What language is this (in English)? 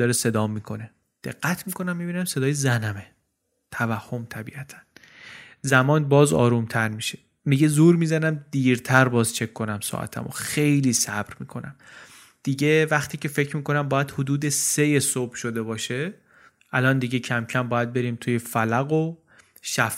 Persian